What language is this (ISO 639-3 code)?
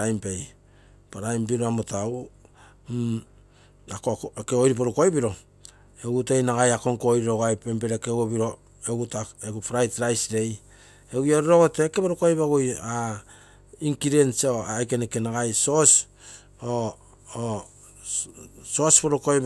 buo